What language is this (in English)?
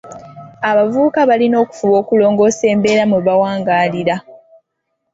Ganda